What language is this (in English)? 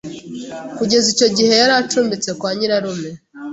Kinyarwanda